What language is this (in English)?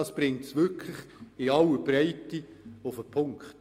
Swiss German